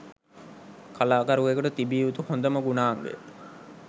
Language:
Sinhala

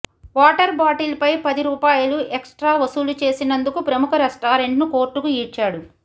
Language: Telugu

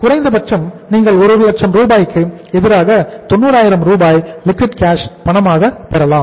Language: Tamil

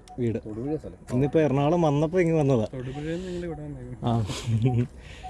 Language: Indonesian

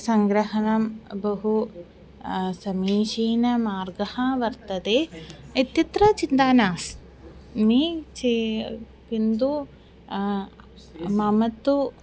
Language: Sanskrit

